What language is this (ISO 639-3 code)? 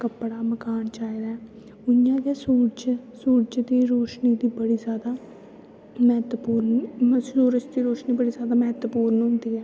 doi